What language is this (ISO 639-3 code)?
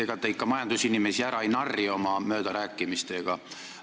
est